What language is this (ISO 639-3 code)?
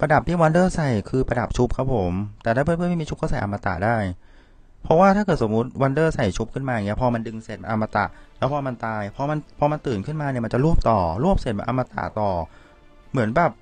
tha